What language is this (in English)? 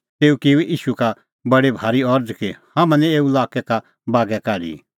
Kullu Pahari